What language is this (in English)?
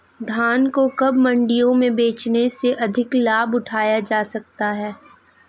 Hindi